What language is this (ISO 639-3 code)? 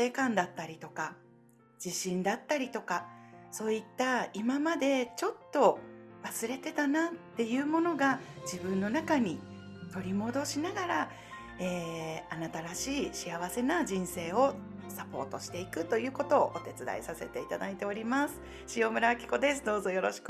jpn